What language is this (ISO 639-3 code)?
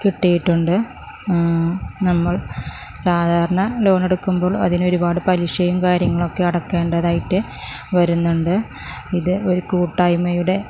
mal